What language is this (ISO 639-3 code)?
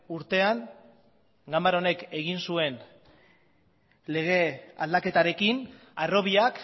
eus